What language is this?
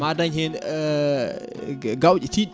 Fula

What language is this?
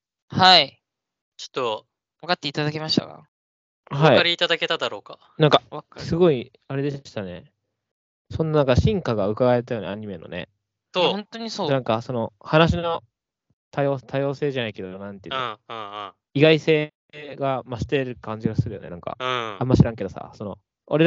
Japanese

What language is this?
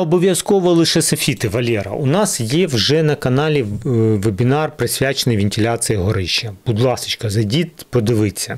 Ukrainian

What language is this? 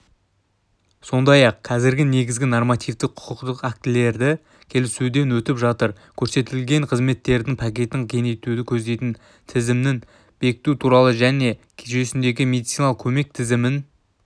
Kazakh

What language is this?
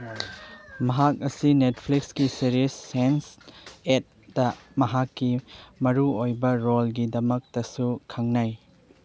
Manipuri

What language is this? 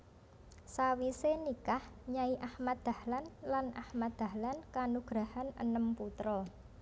Javanese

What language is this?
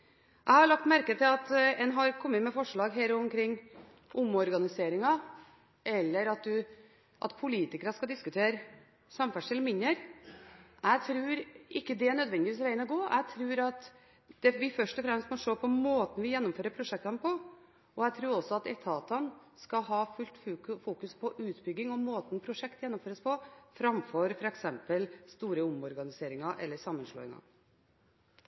Norwegian Bokmål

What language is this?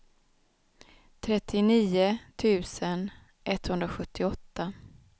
Swedish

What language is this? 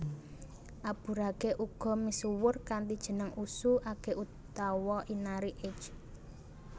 Javanese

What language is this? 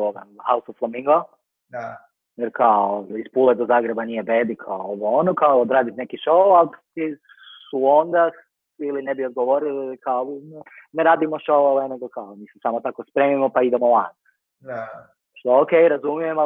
Croatian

